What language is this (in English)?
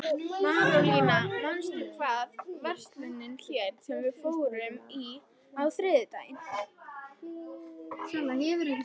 Icelandic